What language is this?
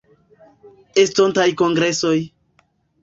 Esperanto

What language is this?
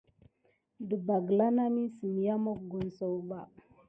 Gidar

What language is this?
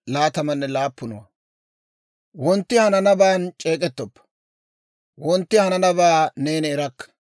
Dawro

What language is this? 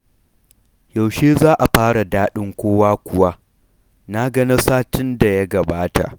Hausa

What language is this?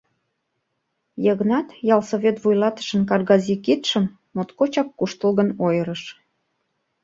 Mari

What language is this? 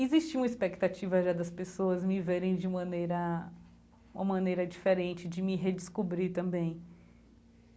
Portuguese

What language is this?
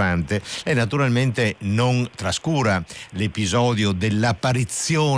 Italian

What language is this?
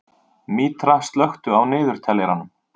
Icelandic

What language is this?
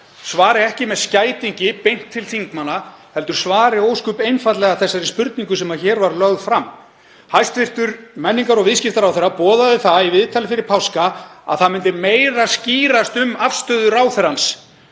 Icelandic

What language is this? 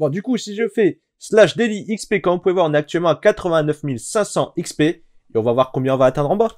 French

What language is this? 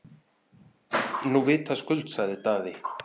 Icelandic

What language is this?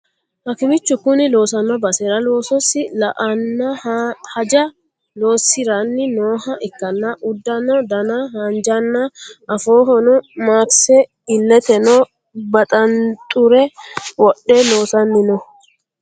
Sidamo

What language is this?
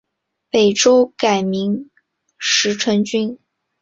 Chinese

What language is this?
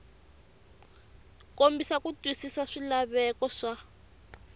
Tsonga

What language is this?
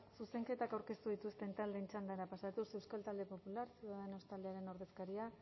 Basque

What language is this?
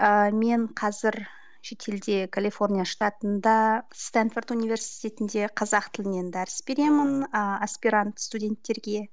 Kazakh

